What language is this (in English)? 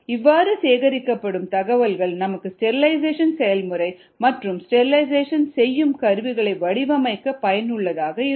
Tamil